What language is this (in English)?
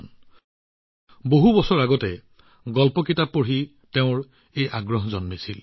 Assamese